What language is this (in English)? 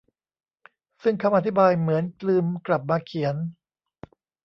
Thai